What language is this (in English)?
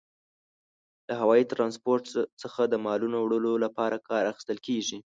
Pashto